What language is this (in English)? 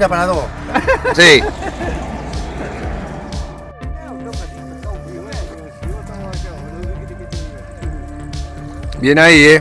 Spanish